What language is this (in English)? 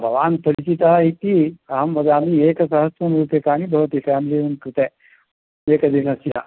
Sanskrit